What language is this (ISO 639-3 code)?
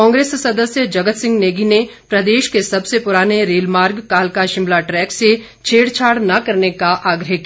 hin